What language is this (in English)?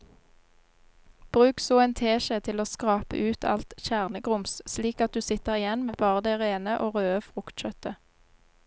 Norwegian